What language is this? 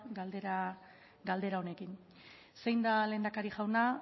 Basque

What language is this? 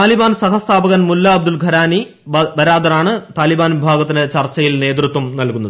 Malayalam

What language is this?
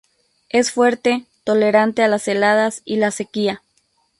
Spanish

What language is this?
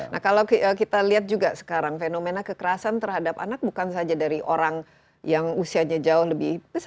Indonesian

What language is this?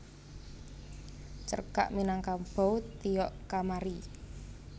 Javanese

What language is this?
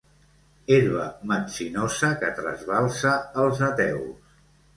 Catalan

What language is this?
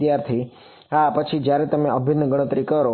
Gujarati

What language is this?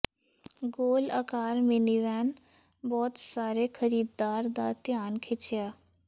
Punjabi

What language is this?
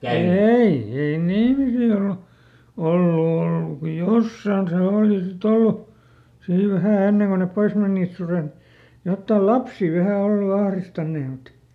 Finnish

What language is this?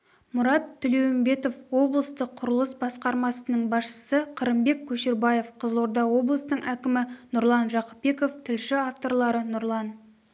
Kazakh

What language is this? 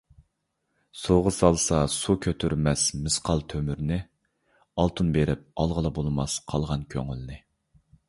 Uyghur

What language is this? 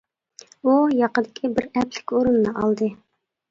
Uyghur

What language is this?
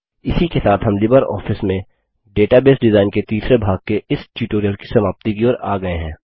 Hindi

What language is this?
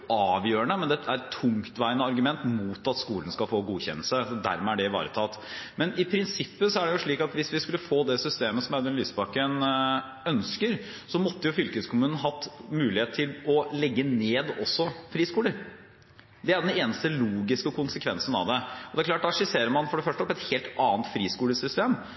Norwegian Bokmål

